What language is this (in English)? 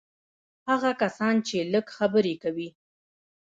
Pashto